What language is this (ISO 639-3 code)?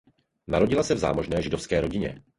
ces